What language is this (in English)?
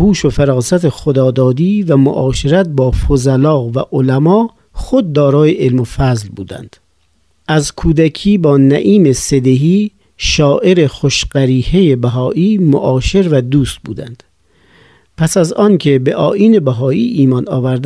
Persian